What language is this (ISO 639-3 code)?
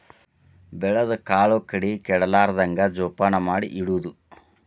kan